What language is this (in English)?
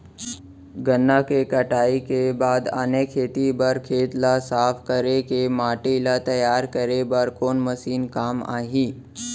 Chhattisgarhi